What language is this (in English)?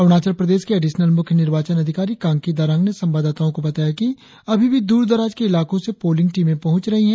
Hindi